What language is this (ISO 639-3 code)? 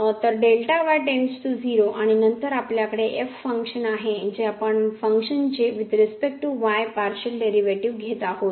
mar